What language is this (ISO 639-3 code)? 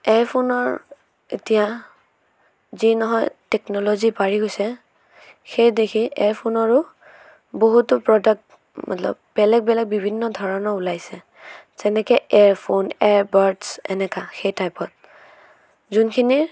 asm